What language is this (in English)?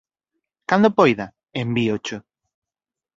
Galician